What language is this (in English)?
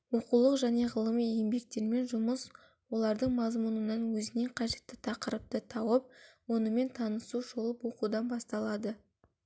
Kazakh